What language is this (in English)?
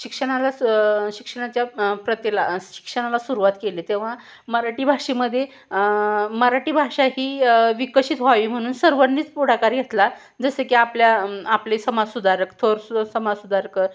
Marathi